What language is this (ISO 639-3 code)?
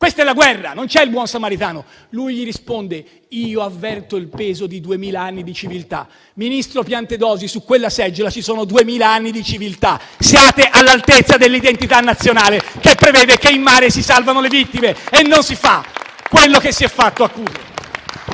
ita